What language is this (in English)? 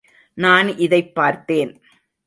Tamil